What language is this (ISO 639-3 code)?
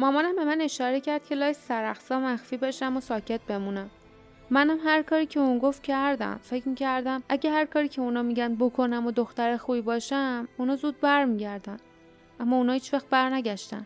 fas